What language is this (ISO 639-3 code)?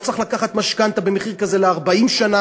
heb